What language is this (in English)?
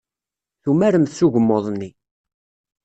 Kabyle